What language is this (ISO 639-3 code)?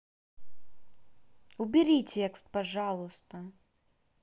rus